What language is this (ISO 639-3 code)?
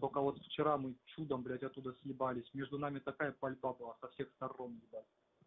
rus